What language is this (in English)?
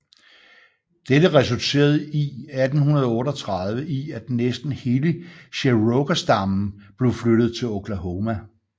Danish